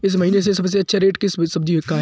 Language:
Hindi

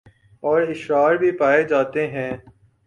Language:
Urdu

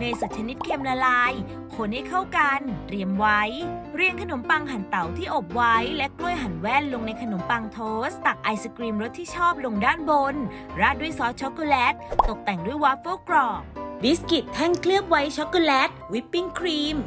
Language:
Thai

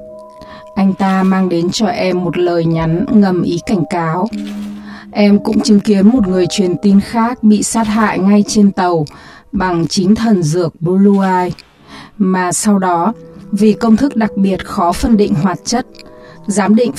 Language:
Vietnamese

